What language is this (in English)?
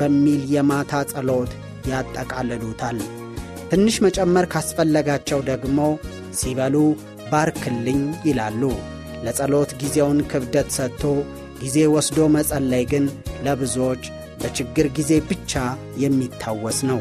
Amharic